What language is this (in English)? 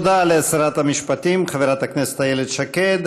Hebrew